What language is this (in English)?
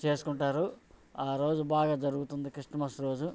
Telugu